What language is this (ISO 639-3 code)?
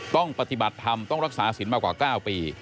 tha